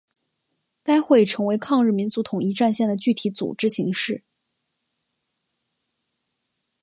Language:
Chinese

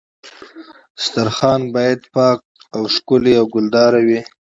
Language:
Pashto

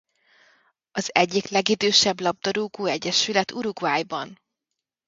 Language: Hungarian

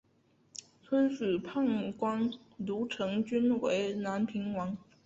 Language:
Chinese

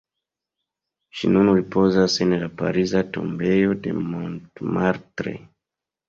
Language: Esperanto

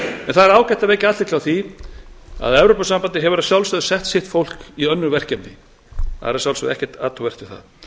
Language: Icelandic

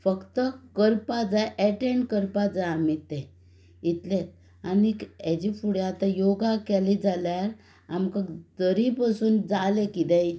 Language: Konkani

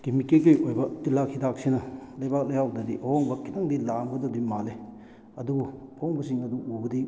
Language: Manipuri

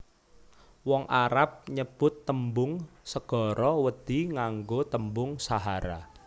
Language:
Javanese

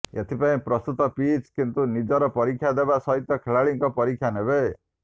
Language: Odia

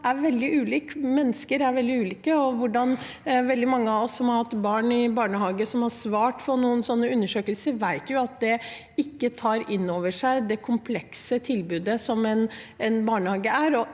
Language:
Norwegian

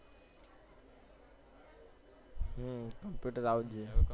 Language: Gujarati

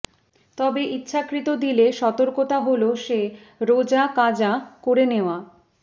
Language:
Bangla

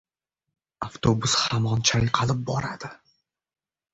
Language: Uzbek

